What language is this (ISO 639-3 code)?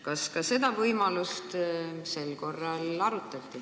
est